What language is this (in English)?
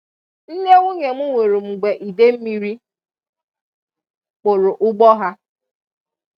Igbo